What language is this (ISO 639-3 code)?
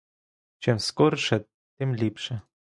ukr